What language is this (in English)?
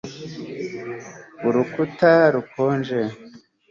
Kinyarwanda